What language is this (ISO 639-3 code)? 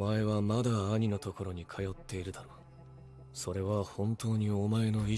jpn